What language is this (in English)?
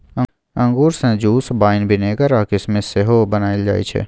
Maithili